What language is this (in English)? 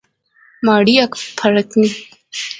Pahari-Potwari